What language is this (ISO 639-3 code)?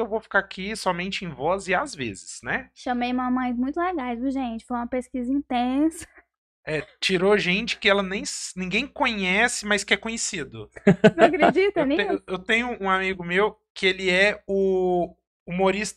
por